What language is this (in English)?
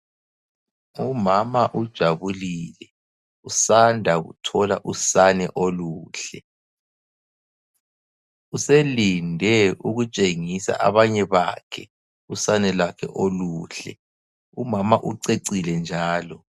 North Ndebele